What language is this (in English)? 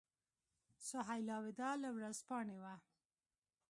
Pashto